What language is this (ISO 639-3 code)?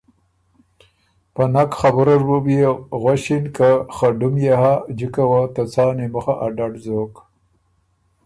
oru